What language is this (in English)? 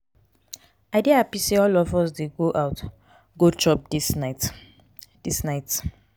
Nigerian Pidgin